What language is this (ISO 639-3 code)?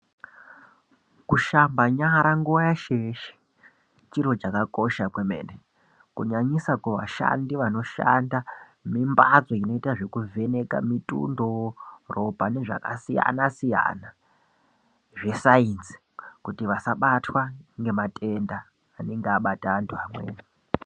ndc